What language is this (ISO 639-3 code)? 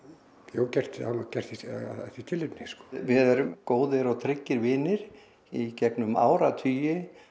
isl